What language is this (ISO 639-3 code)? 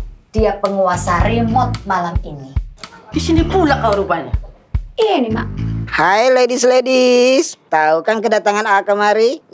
ind